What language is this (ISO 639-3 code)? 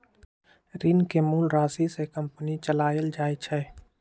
mag